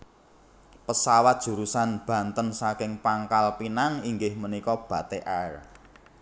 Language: Javanese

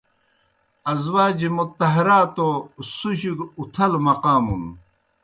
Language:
Kohistani Shina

